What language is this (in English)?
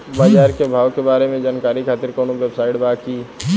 Bhojpuri